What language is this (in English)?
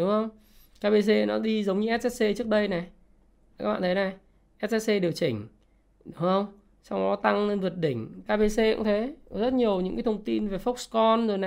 Vietnamese